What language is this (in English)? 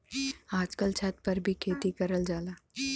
Bhojpuri